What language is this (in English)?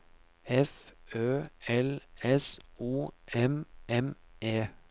Norwegian